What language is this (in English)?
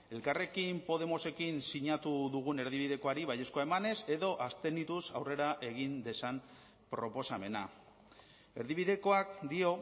Basque